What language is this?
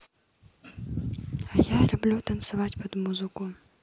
Russian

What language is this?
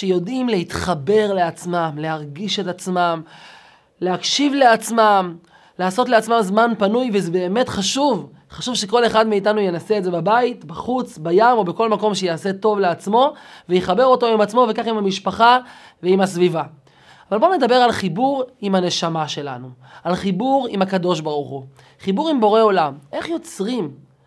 Hebrew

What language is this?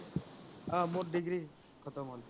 Assamese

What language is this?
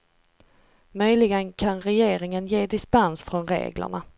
Swedish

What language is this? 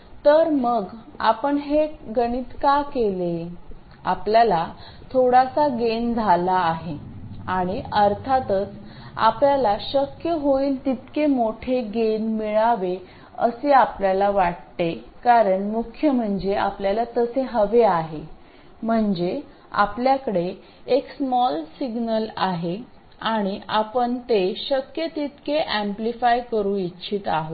Marathi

